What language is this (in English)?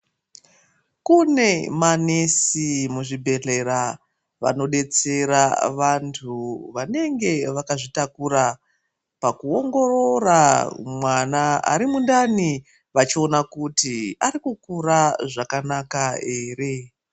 Ndau